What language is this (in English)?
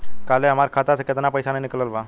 Bhojpuri